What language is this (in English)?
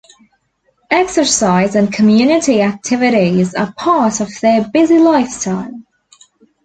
English